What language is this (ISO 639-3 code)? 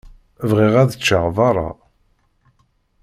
kab